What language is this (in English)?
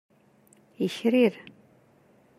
Kabyle